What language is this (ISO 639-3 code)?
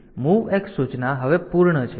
guj